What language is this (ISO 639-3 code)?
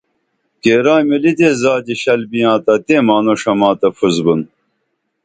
dml